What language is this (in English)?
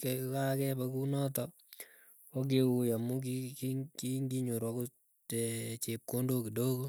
Keiyo